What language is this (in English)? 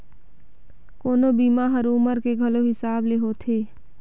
Chhattisgarhi